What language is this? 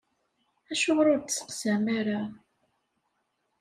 Kabyle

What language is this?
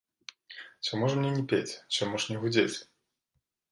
Belarusian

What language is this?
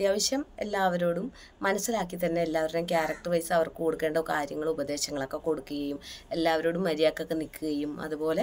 Malayalam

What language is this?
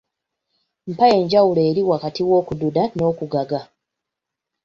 Ganda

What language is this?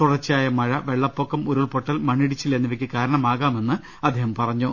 Malayalam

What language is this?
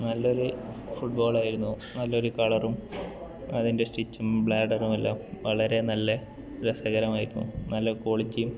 Malayalam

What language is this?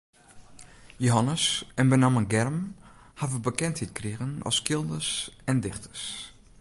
Western Frisian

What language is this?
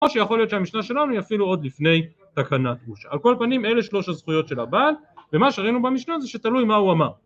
Hebrew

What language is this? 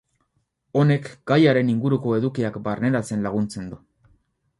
Basque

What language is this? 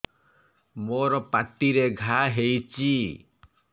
Odia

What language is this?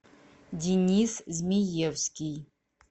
Russian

